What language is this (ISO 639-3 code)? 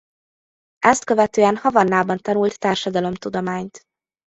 hun